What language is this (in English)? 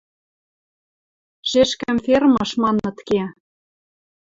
Western Mari